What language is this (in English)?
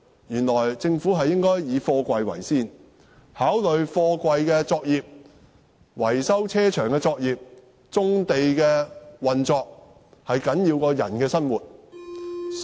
Cantonese